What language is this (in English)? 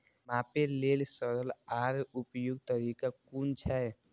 Maithili